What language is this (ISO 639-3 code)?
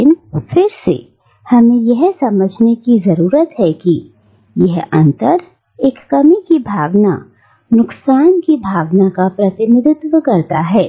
hin